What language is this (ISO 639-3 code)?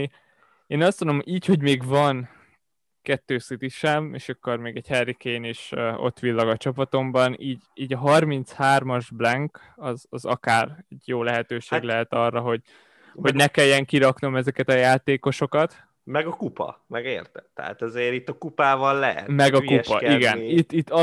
hun